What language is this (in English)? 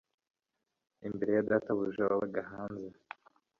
Kinyarwanda